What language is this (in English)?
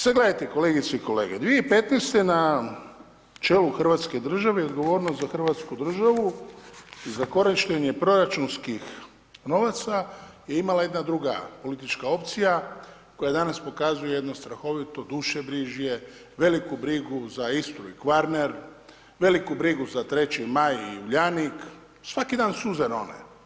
Croatian